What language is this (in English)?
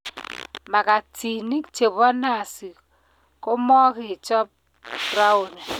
Kalenjin